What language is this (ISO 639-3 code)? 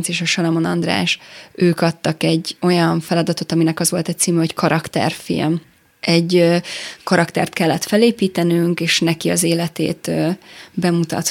hun